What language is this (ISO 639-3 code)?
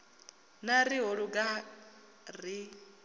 ven